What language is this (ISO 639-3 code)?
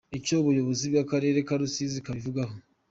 kin